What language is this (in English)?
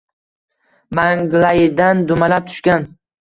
Uzbek